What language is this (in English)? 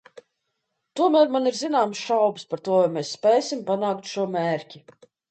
Latvian